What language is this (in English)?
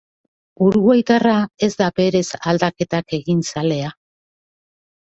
Basque